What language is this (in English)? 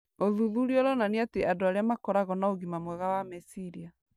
Kikuyu